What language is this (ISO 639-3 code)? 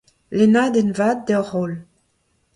bre